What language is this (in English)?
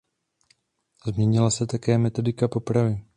Czech